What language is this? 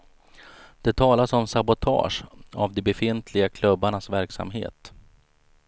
Swedish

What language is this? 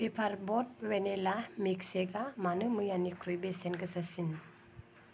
Bodo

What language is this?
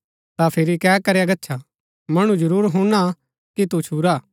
Gaddi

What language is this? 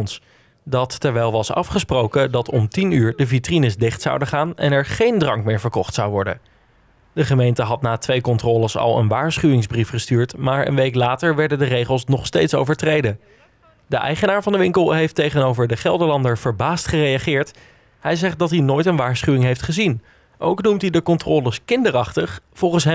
Dutch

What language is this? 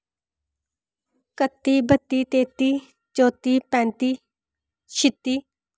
Dogri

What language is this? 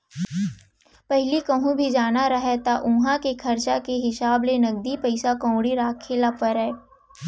Chhattisgarhi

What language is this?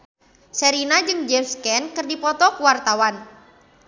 Sundanese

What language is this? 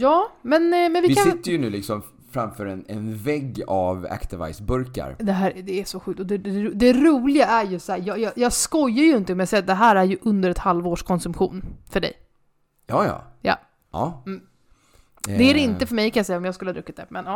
Swedish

